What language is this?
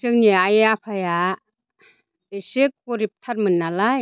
Bodo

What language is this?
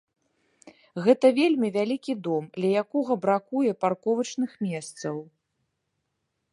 Belarusian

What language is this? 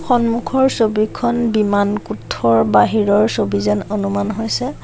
Assamese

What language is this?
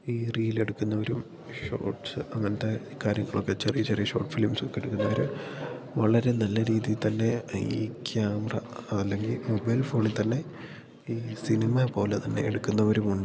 Malayalam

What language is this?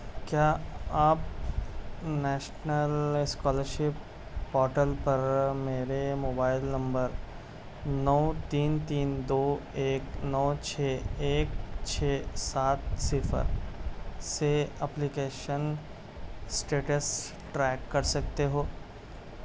Urdu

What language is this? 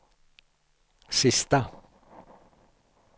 Swedish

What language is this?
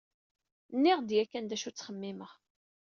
Kabyle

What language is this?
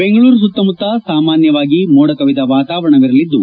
Kannada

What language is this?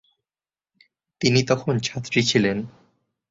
Bangla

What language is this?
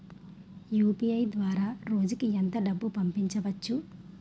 Telugu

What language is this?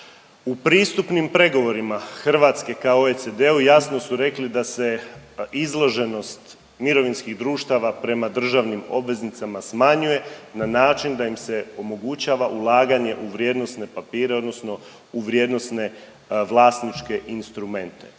Croatian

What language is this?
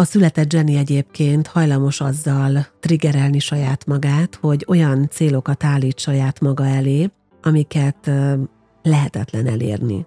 Hungarian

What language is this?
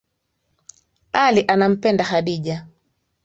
Swahili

